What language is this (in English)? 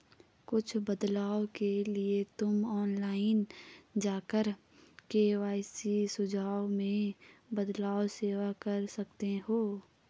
Hindi